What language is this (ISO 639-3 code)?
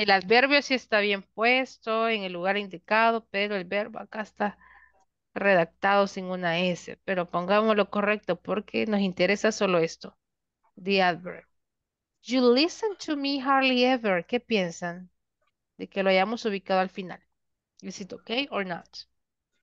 spa